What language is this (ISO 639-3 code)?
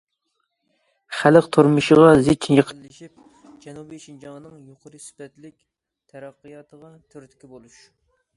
uig